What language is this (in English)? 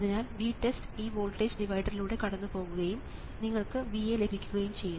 Malayalam